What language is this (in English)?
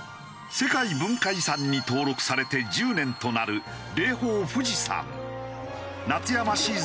Japanese